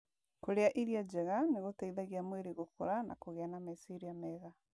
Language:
Kikuyu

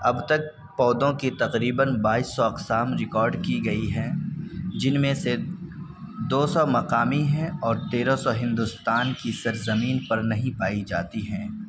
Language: Urdu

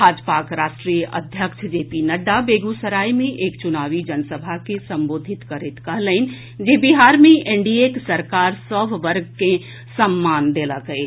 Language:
Maithili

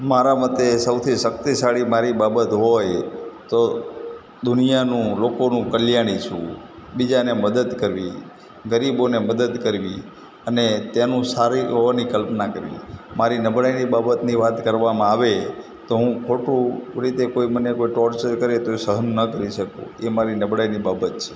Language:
Gujarati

